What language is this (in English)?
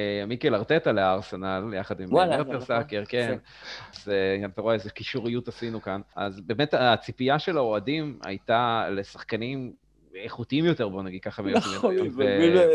Hebrew